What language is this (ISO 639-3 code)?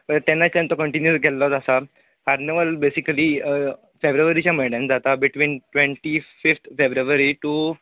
kok